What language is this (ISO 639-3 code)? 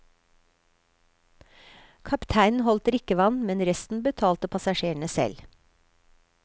nor